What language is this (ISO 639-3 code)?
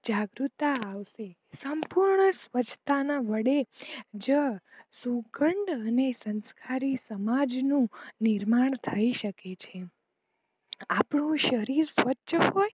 guj